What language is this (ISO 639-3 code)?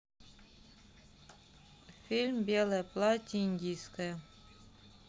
rus